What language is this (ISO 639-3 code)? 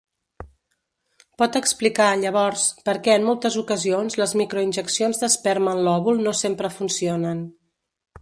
cat